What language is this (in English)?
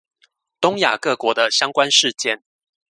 Chinese